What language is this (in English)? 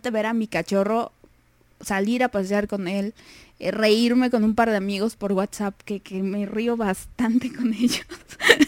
Spanish